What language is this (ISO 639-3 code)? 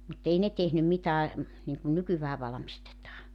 fin